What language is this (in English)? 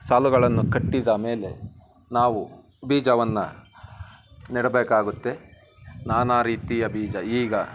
Kannada